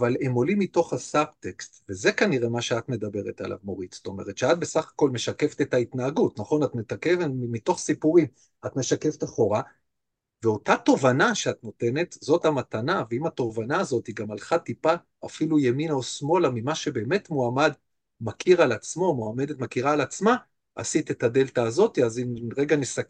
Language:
Hebrew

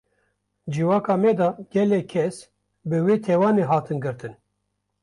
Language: Kurdish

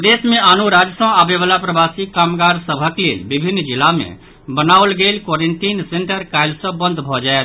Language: Maithili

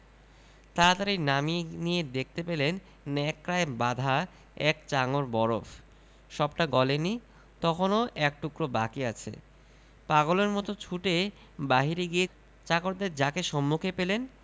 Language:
Bangla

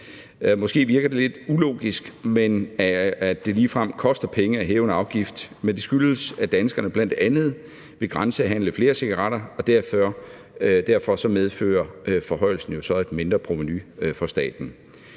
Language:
Danish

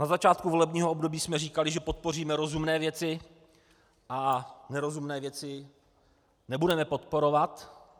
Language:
Czech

